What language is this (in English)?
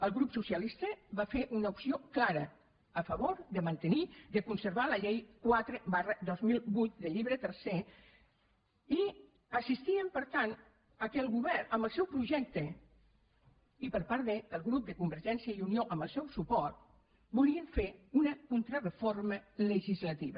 Catalan